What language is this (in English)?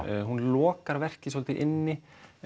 Icelandic